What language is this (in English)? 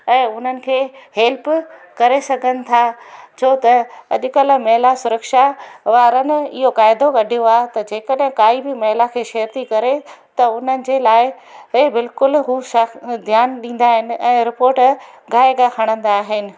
Sindhi